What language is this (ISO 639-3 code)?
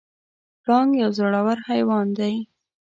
pus